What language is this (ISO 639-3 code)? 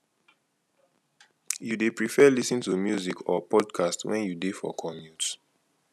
pcm